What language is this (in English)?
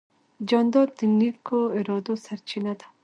Pashto